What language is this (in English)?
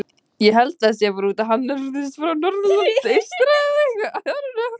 Icelandic